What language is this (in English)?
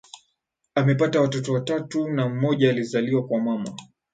Swahili